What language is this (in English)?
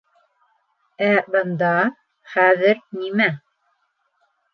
Bashkir